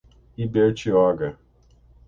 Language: Portuguese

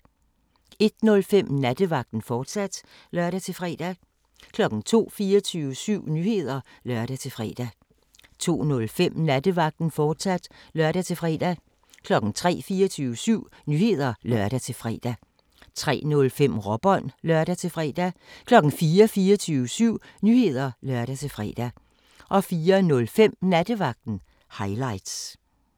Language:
Danish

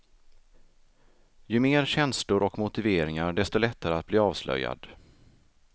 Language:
Swedish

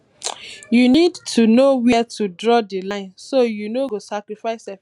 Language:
Nigerian Pidgin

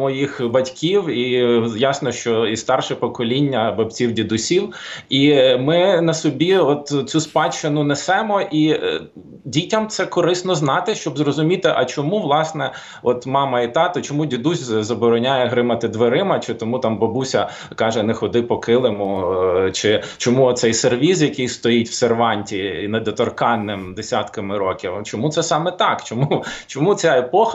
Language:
Ukrainian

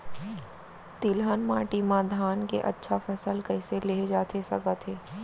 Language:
Chhattisgarhi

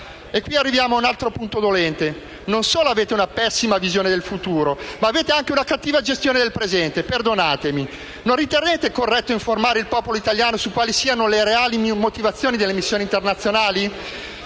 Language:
Italian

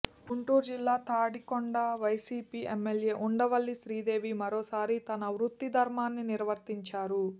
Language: Telugu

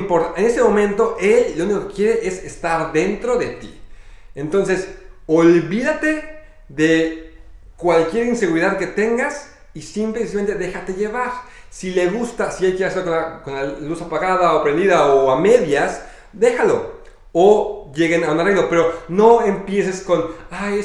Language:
Spanish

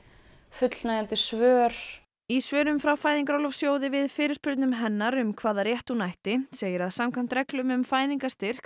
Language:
Icelandic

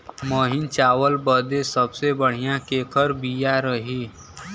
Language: Bhojpuri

